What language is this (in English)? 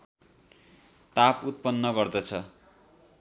Nepali